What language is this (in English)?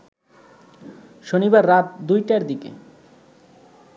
Bangla